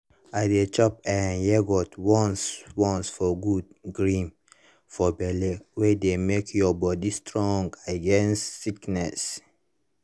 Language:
Nigerian Pidgin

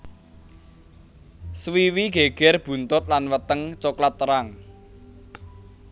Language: Javanese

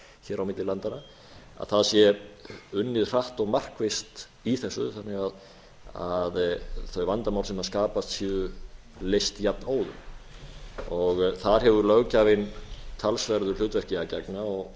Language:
Icelandic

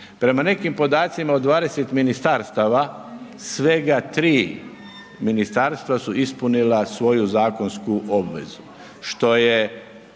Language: Croatian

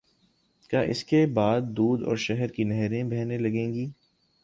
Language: Urdu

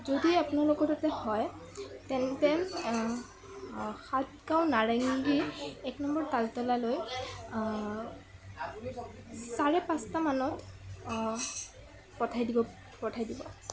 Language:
Assamese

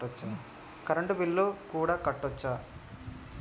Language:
Telugu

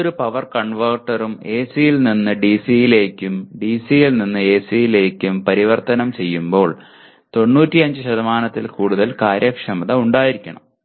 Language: Malayalam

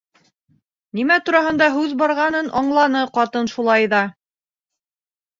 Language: Bashkir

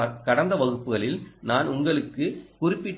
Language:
Tamil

